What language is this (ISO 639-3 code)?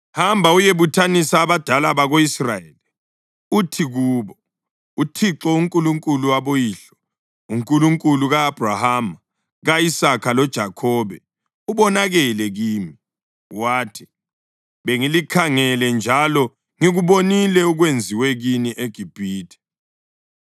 nde